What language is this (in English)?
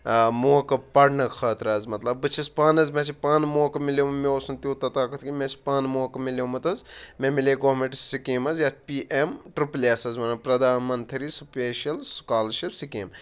Kashmiri